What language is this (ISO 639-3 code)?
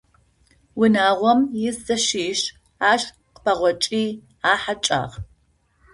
ady